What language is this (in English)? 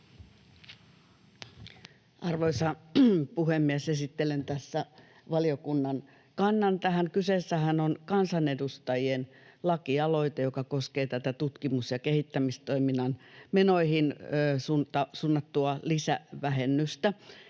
Finnish